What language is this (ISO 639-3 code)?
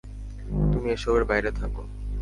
ben